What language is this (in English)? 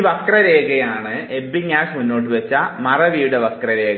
Malayalam